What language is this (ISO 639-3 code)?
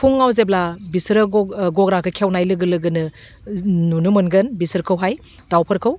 brx